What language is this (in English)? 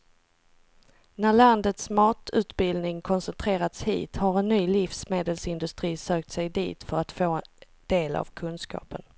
Swedish